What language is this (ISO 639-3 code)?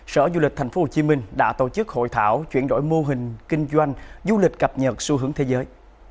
vie